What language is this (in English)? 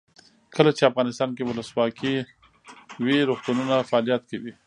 Pashto